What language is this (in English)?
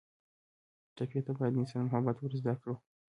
Pashto